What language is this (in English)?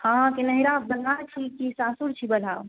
Maithili